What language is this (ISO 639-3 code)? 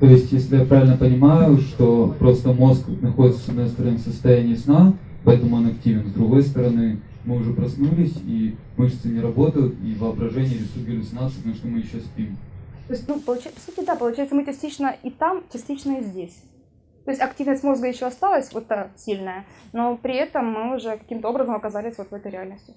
rus